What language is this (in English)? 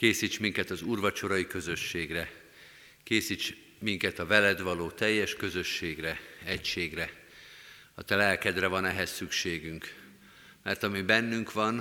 Hungarian